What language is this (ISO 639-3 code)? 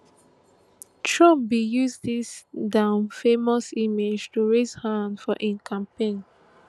pcm